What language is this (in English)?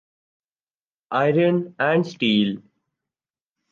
Urdu